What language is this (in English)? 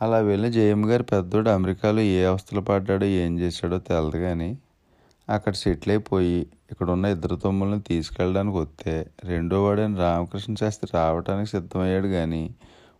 Telugu